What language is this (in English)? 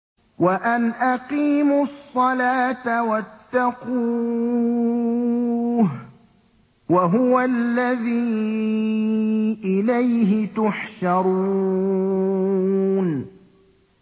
Arabic